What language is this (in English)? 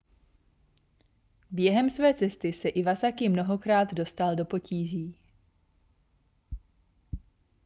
Czech